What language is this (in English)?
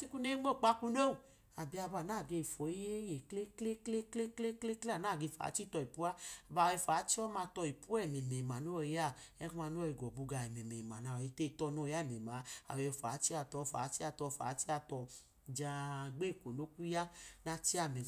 Idoma